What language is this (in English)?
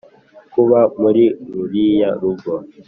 Kinyarwanda